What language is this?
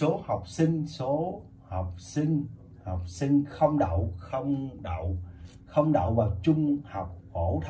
Vietnamese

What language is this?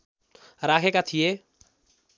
Nepali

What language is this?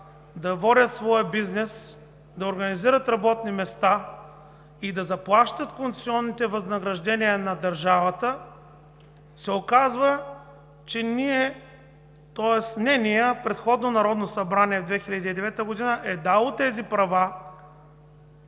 Bulgarian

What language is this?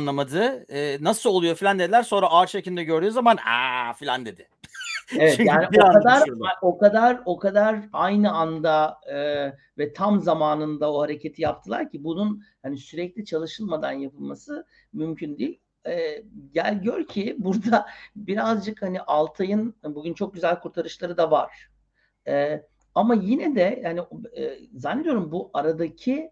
Turkish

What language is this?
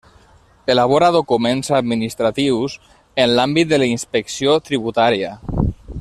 Catalan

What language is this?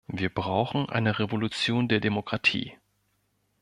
German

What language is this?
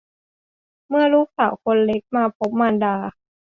Thai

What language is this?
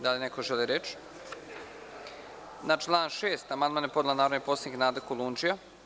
Serbian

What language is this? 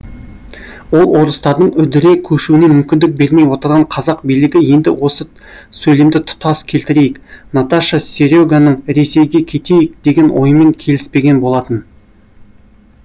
Kazakh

